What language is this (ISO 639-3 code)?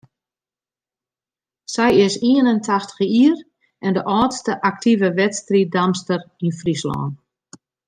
fry